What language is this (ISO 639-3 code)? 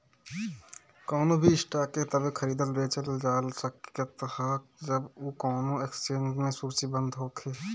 bho